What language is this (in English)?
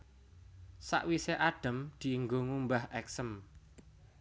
Javanese